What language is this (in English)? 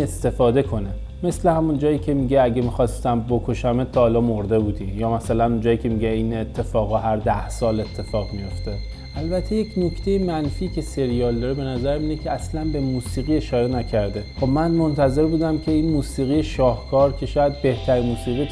Persian